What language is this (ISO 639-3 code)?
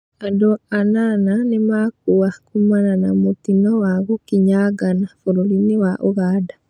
kik